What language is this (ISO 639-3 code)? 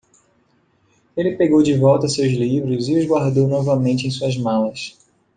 por